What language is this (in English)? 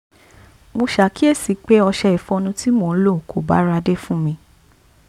Yoruba